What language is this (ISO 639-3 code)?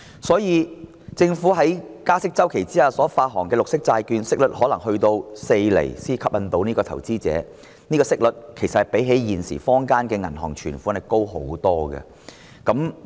yue